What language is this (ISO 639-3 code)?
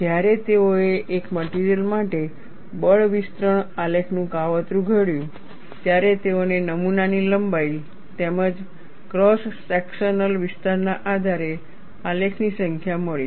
guj